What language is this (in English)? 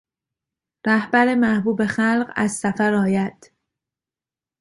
Persian